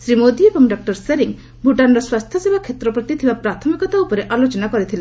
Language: Odia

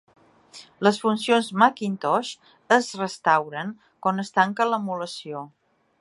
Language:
Catalan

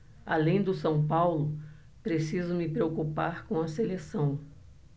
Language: Portuguese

